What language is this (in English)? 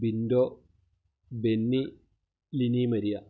Malayalam